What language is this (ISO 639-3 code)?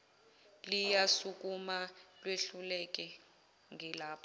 zul